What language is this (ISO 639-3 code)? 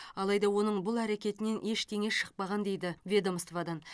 kaz